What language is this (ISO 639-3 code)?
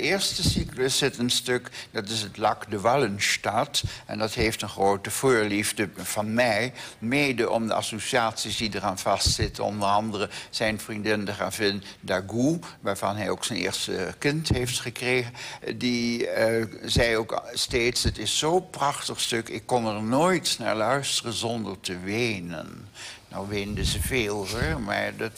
nld